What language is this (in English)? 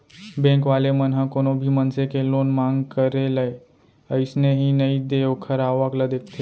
Chhattisgarhi